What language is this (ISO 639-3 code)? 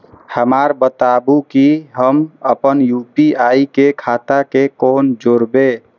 mai